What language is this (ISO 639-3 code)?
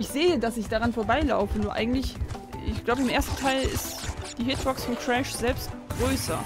deu